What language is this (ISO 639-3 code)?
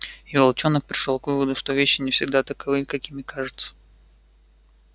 rus